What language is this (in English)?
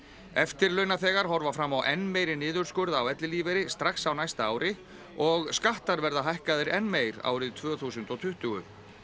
Icelandic